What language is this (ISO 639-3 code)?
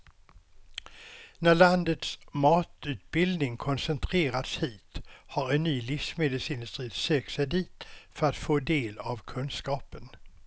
swe